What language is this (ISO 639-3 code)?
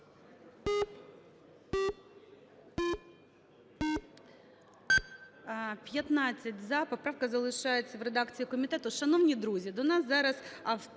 ukr